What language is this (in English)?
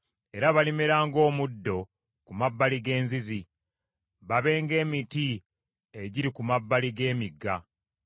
Ganda